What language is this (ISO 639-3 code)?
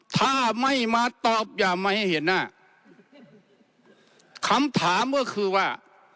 tha